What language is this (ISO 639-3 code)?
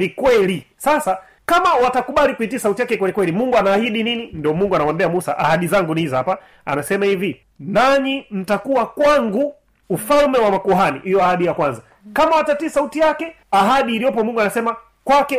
swa